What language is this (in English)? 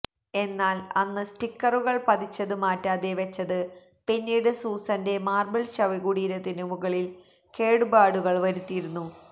Malayalam